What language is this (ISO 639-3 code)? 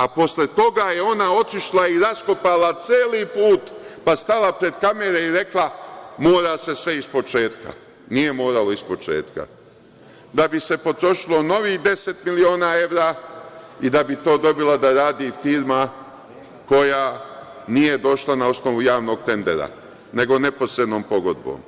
srp